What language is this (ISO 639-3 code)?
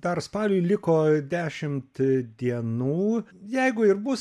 lit